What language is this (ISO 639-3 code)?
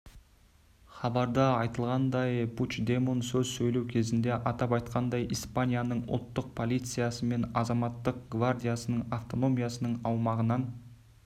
kaz